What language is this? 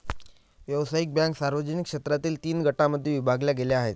Marathi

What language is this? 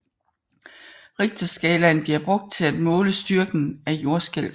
Danish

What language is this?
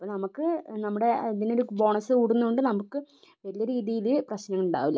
Malayalam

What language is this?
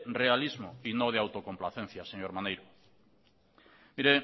Spanish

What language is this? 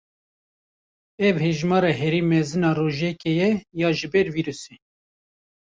Kurdish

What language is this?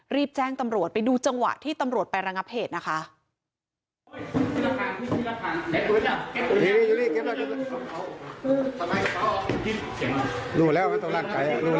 Thai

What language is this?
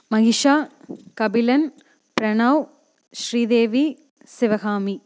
Tamil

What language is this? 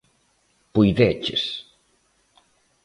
Galician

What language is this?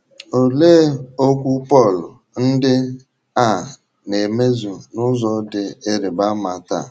Igbo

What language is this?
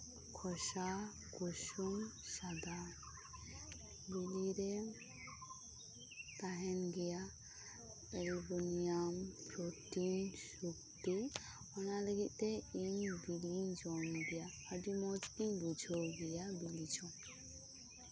Santali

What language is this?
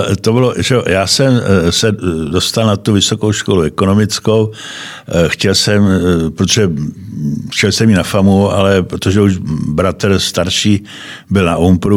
Czech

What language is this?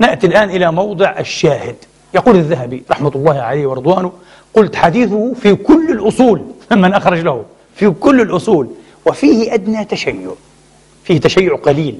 Arabic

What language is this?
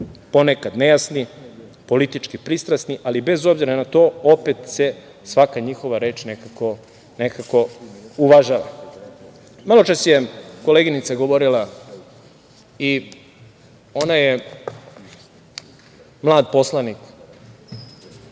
Serbian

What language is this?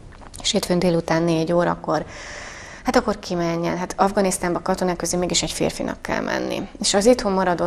Hungarian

